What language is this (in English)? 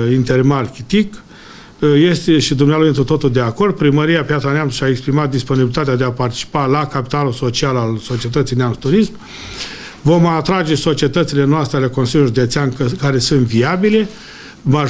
Romanian